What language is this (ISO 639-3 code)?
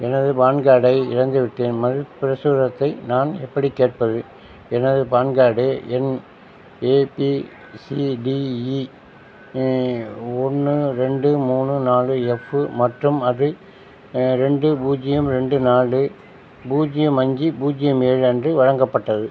tam